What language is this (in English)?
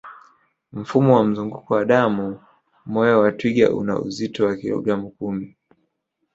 Swahili